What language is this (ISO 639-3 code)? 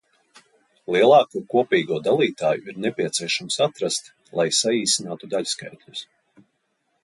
lav